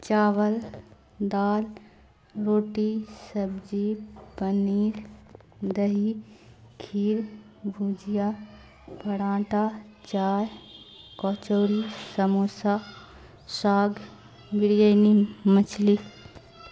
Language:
Urdu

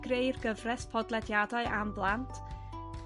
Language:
Welsh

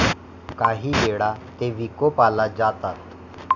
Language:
Marathi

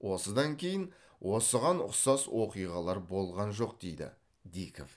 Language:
Kazakh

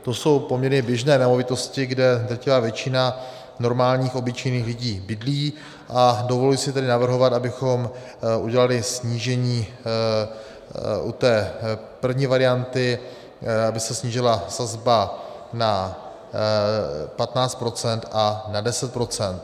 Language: Czech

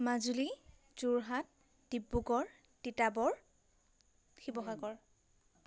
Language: Assamese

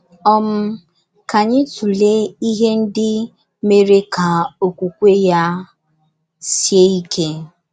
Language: Igbo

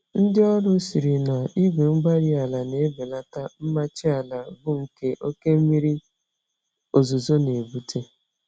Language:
Igbo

